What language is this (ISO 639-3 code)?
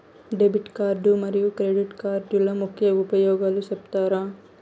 tel